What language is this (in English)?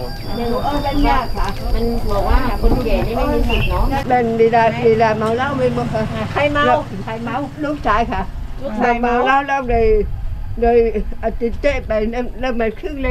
Thai